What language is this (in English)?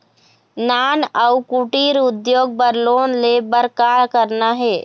Chhattisgarhi